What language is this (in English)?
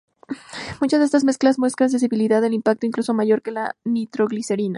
Spanish